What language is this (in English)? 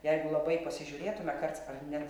Lithuanian